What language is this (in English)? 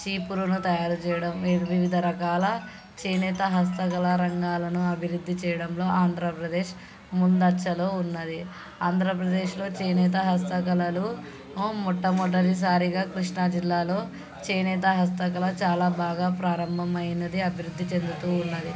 Telugu